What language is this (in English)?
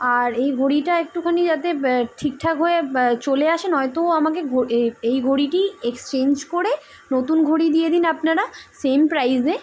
Bangla